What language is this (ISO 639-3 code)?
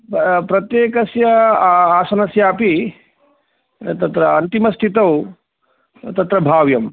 san